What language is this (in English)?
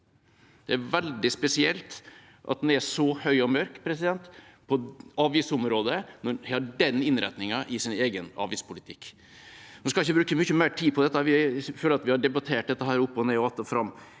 Norwegian